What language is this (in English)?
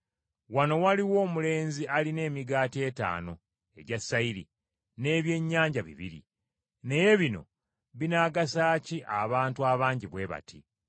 Ganda